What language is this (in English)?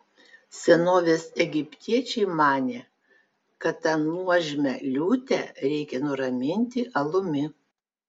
Lithuanian